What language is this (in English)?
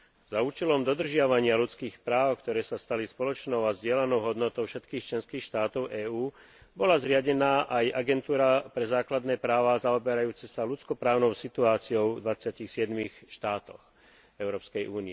Slovak